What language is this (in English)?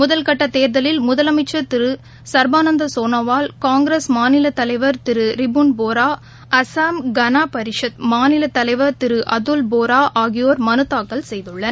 Tamil